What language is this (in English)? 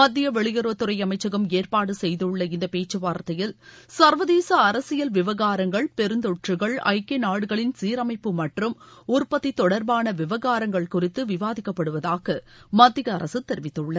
Tamil